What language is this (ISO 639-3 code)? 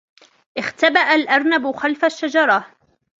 ara